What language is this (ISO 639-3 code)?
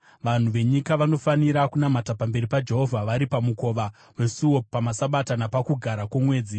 sna